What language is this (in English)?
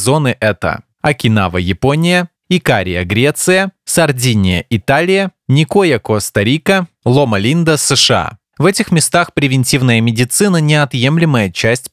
Russian